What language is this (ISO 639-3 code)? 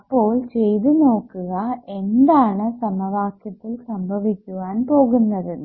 mal